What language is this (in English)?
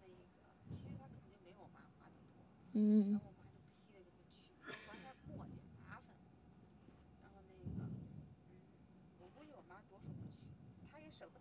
Chinese